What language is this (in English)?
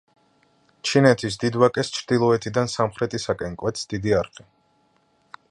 Georgian